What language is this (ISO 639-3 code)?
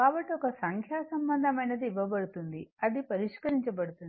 tel